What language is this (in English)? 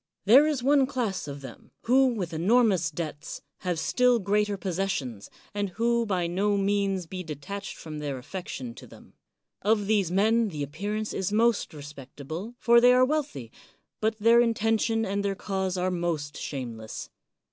English